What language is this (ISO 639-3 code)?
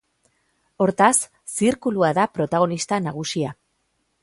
eus